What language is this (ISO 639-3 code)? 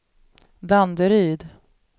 swe